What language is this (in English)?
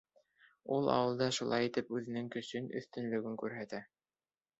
Bashkir